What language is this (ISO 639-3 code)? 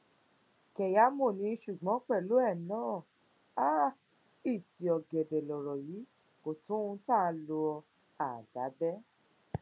yor